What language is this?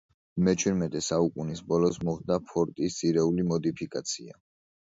Georgian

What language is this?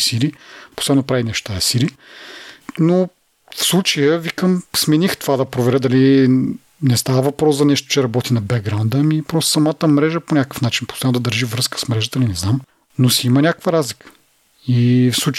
Bulgarian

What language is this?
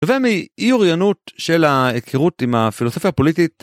Hebrew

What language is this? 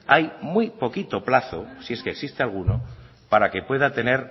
Spanish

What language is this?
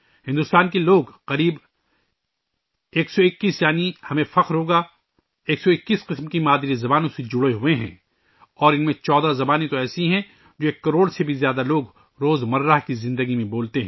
Urdu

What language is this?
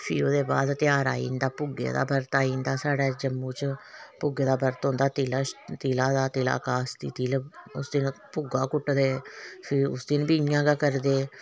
Dogri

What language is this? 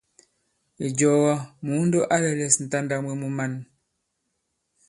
Bankon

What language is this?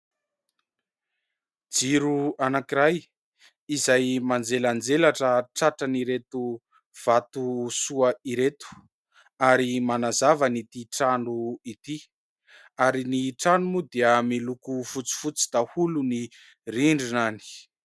Malagasy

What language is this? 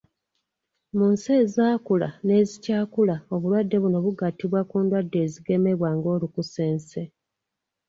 Ganda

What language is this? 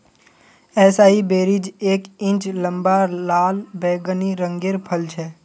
Magahi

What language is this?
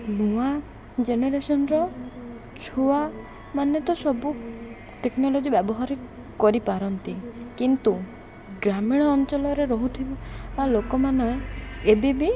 Odia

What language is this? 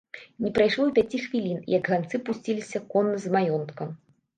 Belarusian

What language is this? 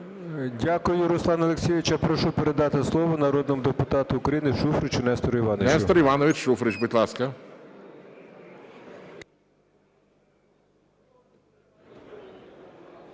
Ukrainian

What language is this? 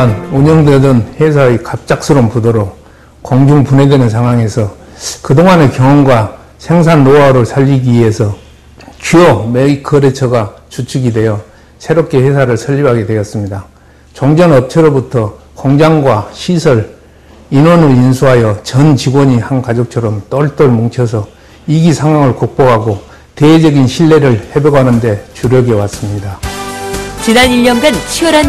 Korean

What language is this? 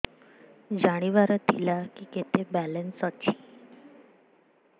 Odia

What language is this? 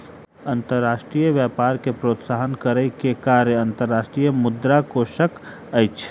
Maithili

